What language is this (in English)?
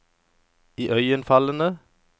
Norwegian